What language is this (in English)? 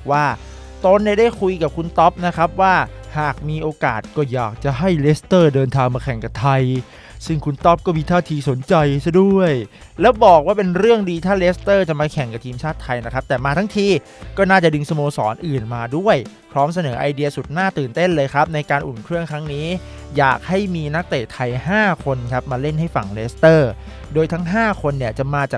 Thai